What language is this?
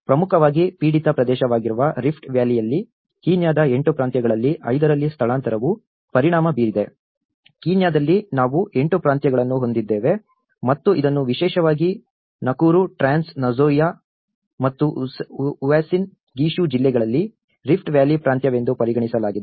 Kannada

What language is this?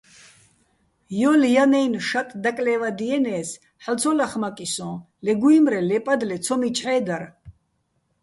Bats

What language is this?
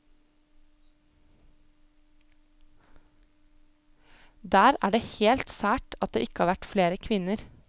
Norwegian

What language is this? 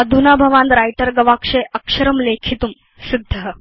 Sanskrit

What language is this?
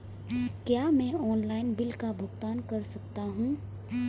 Hindi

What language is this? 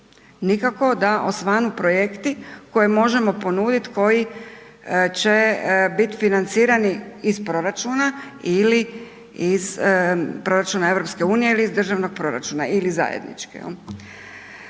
Croatian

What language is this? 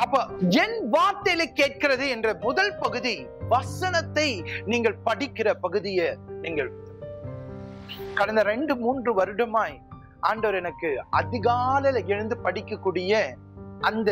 Tamil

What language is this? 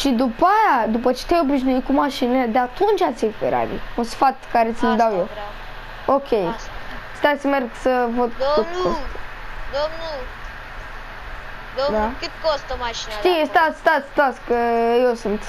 Romanian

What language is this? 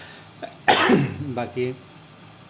Assamese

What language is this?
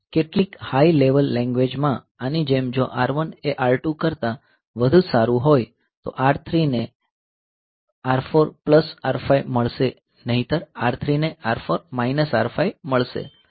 Gujarati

